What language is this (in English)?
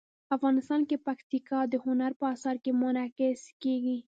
Pashto